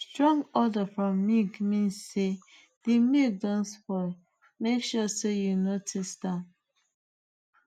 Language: Nigerian Pidgin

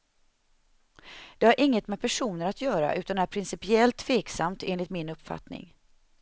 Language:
Swedish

